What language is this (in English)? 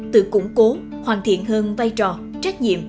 Vietnamese